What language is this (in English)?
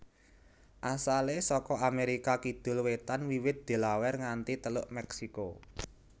Javanese